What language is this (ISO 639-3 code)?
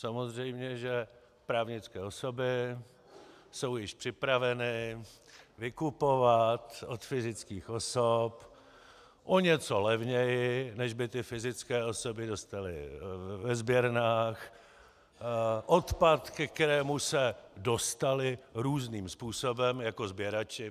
ces